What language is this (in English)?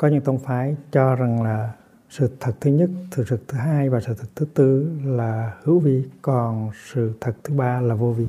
Vietnamese